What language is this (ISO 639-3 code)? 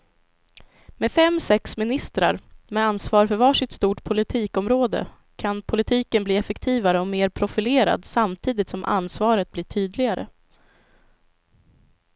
swe